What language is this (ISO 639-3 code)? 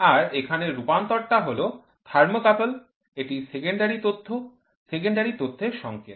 ben